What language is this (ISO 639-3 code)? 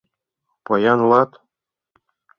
chm